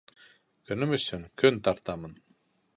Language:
Bashkir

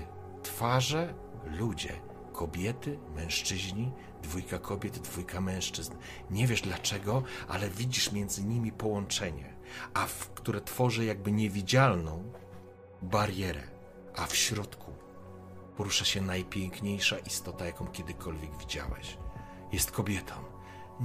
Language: Polish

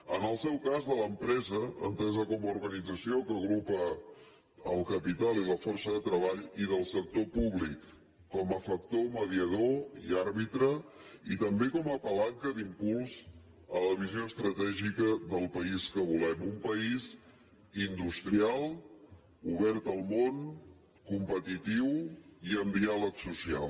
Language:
Catalan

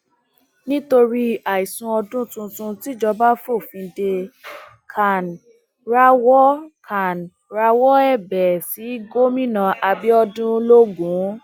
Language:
Yoruba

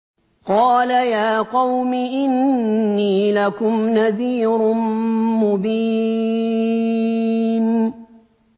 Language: Arabic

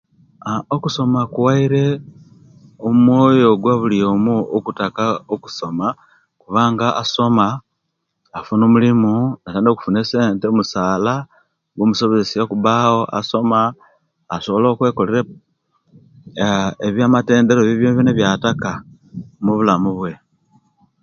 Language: Kenyi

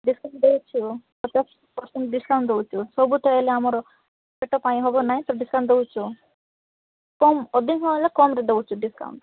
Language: Odia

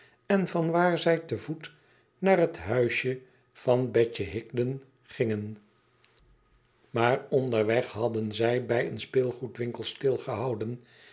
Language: Dutch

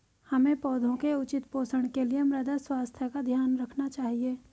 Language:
Hindi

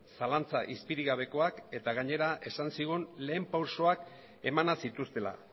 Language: Basque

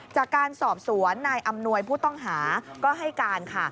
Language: Thai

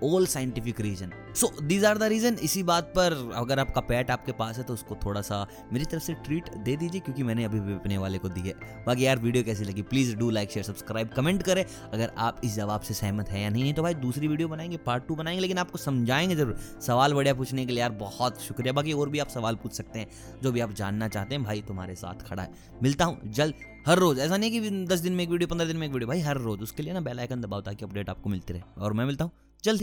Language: Hindi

